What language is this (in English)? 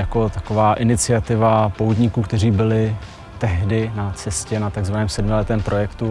Czech